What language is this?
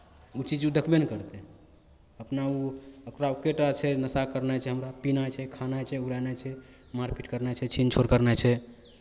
Maithili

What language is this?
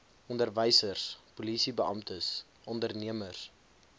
Afrikaans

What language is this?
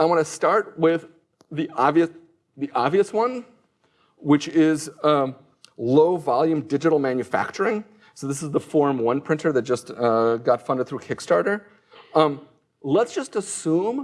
English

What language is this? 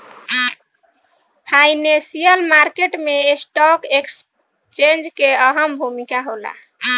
Bhojpuri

